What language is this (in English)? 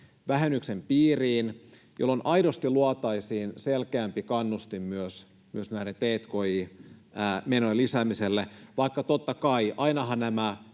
Finnish